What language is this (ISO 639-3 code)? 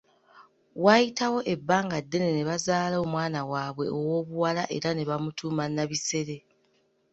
lug